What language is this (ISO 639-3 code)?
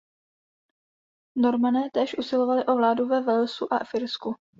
ces